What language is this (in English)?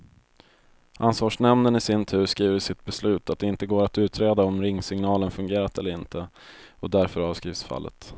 Swedish